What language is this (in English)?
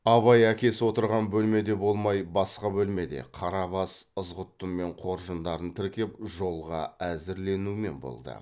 Kazakh